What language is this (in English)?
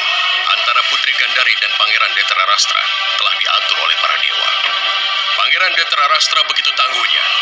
Indonesian